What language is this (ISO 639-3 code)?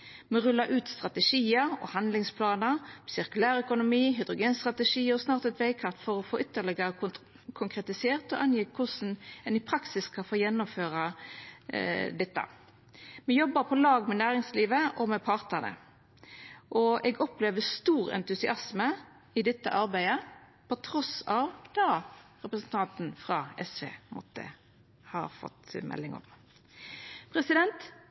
nno